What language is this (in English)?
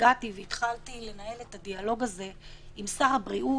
Hebrew